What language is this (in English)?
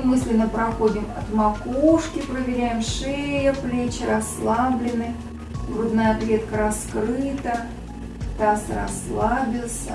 Russian